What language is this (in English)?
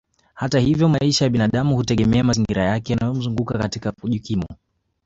Swahili